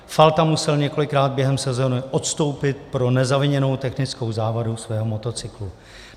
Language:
Czech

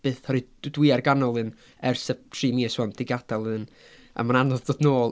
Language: Welsh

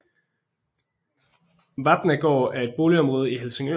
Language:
Danish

